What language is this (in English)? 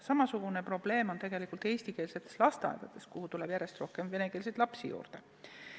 Estonian